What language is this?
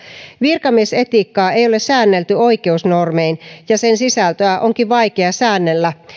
Finnish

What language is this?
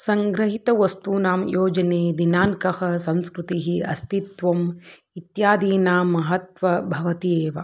Sanskrit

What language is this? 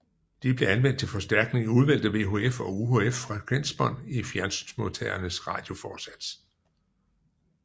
Danish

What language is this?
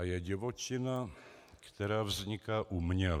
Czech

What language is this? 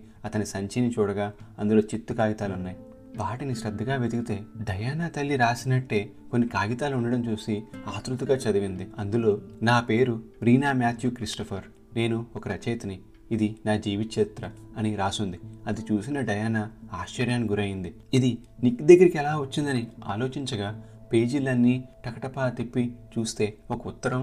Telugu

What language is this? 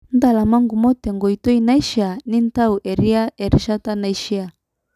Masai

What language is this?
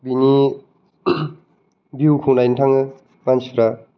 Bodo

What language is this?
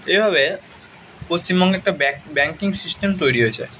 Bangla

